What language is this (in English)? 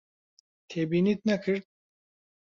Central Kurdish